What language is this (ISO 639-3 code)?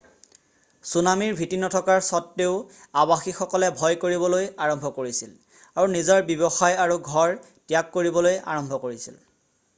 asm